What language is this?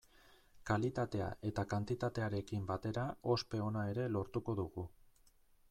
Basque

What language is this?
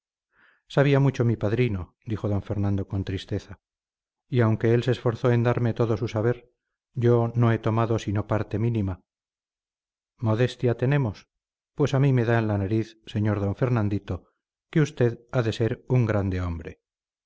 Spanish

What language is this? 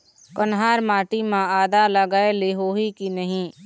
Chhattisgarhi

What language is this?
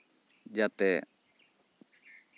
Santali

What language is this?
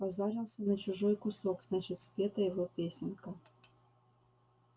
Russian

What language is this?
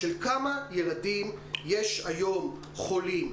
Hebrew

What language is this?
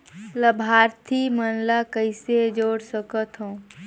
Chhattisgarhi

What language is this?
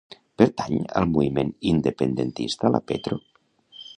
Catalan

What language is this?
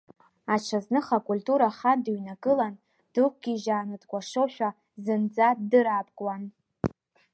Abkhazian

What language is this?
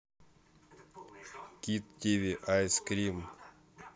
Russian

